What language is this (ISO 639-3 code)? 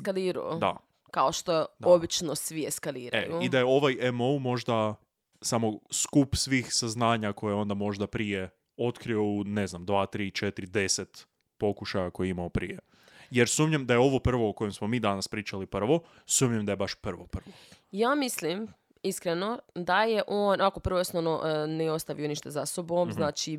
hrv